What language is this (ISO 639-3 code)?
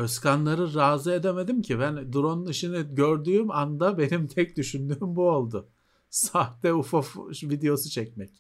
tur